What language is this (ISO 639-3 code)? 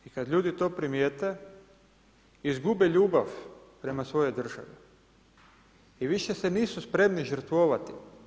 hrv